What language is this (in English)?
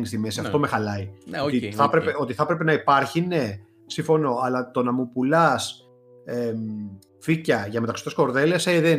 Greek